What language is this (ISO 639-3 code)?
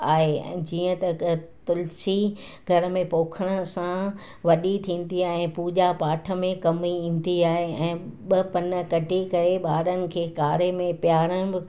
snd